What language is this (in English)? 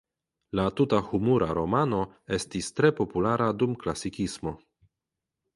Esperanto